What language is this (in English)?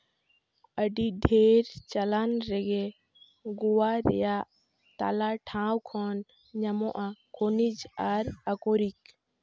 Santali